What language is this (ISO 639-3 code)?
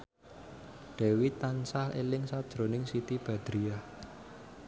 jav